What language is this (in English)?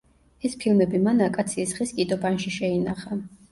Georgian